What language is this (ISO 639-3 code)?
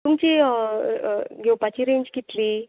kok